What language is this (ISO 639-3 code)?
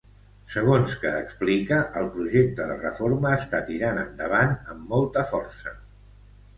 cat